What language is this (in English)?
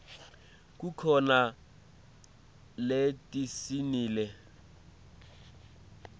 Swati